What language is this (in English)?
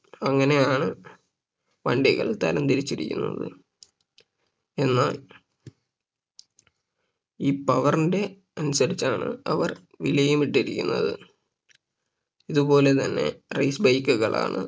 Malayalam